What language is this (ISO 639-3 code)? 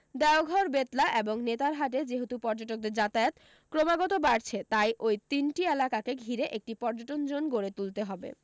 ben